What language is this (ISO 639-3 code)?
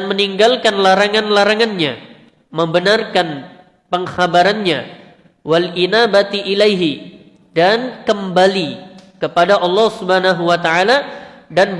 ind